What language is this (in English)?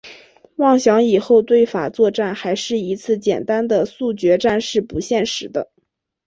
Chinese